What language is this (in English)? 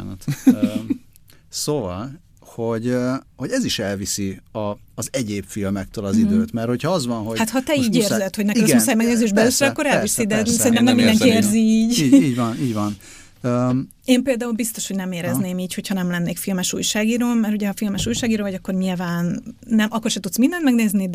Hungarian